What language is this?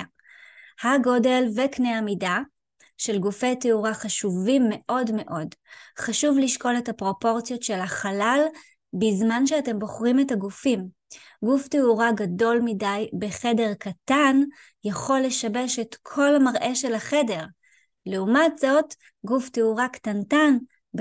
Hebrew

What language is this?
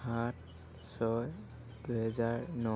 Assamese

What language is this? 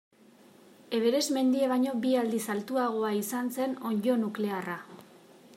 Basque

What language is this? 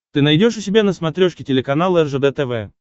Russian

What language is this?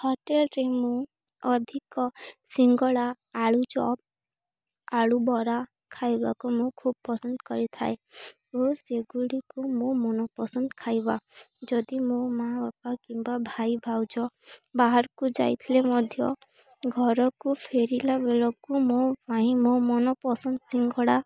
Odia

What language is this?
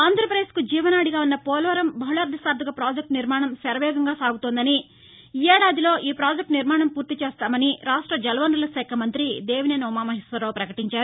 Telugu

